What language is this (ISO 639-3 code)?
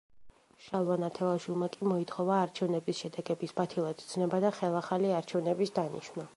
kat